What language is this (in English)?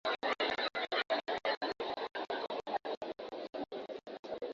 Swahili